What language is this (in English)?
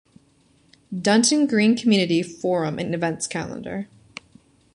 English